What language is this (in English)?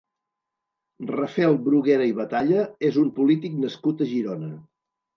Catalan